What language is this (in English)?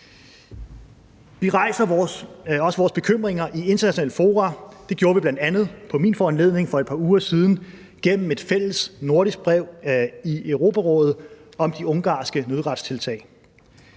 Danish